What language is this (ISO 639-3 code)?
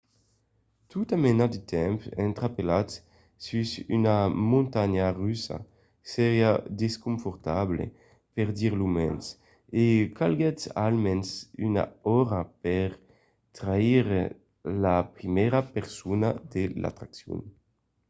oci